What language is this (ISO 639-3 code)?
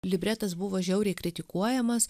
lit